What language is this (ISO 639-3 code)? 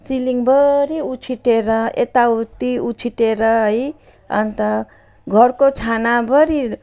nep